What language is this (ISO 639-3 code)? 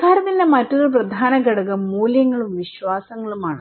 mal